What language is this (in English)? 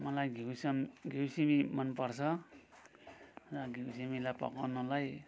Nepali